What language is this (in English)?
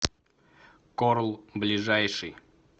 Russian